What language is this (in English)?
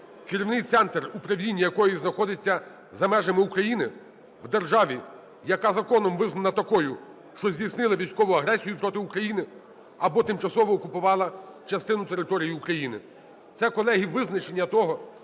Ukrainian